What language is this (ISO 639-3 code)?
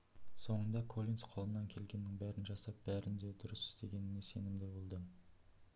kaz